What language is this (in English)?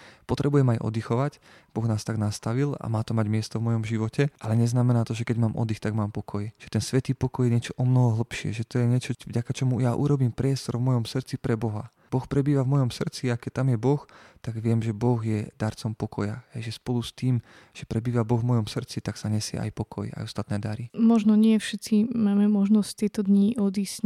Slovak